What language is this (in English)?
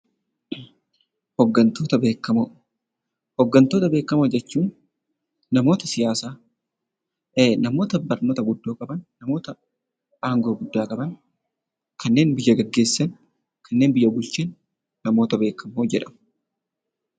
Oromo